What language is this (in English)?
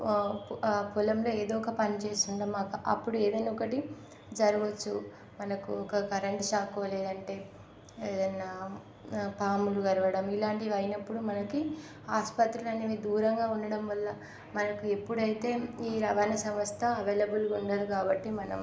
Telugu